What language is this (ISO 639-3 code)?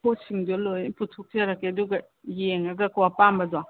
mni